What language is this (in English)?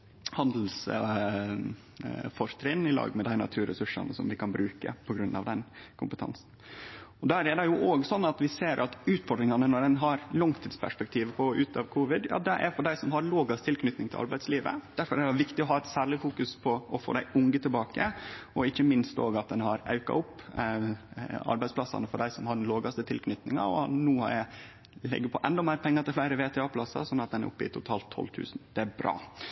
Norwegian Nynorsk